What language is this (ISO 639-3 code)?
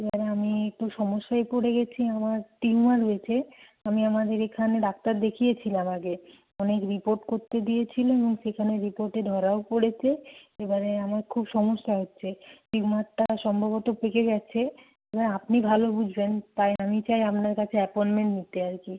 ben